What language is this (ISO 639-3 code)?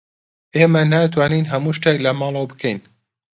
ckb